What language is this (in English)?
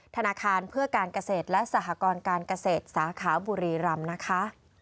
Thai